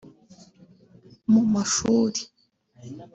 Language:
Kinyarwanda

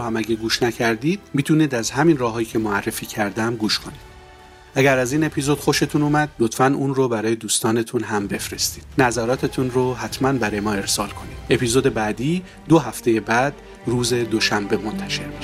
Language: Persian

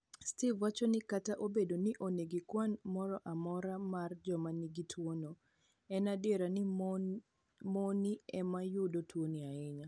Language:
Luo (Kenya and Tanzania)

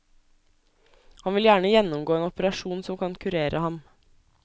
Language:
Norwegian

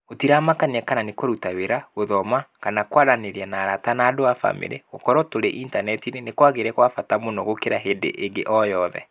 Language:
Kikuyu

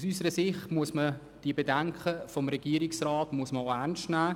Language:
Swiss German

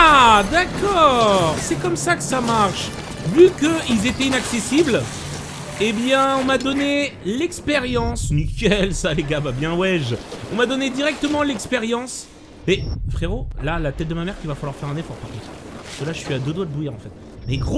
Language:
French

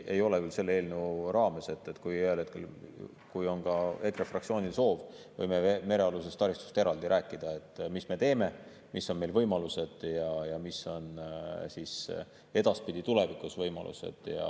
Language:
Estonian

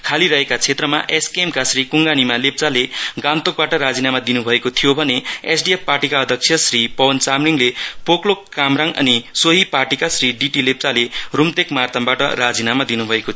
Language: Nepali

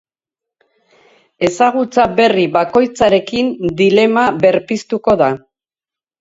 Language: Basque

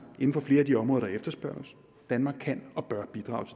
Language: Danish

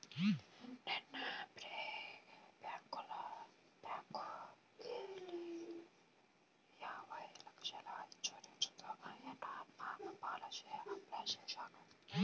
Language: Telugu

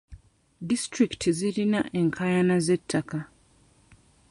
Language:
Ganda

